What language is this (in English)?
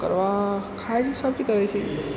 Maithili